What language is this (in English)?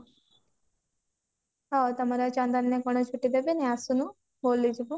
Odia